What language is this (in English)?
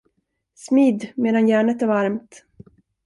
Swedish